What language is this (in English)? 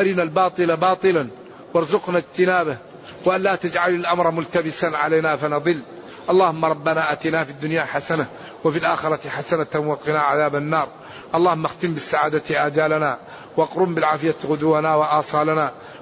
Arabic